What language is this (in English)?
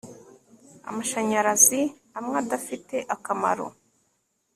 Kinyarwanda